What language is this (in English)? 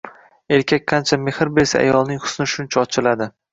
Uzbek